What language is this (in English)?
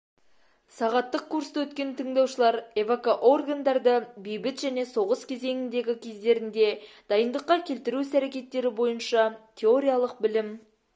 Kazakh